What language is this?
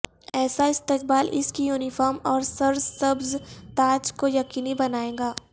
Urdu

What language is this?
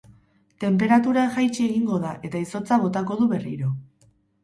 Basque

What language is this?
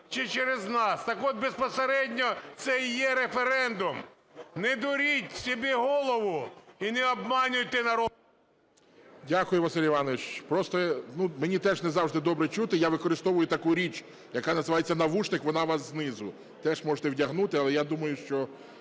Ukrainian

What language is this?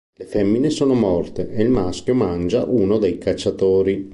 Italian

